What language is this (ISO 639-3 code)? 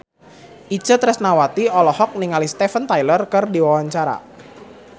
sun